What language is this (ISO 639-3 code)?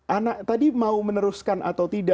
ind